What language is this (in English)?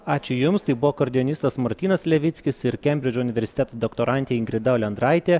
Lithuanian